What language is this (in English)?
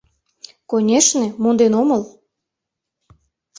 Mari